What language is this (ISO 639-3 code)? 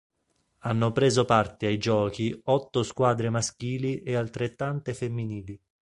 ita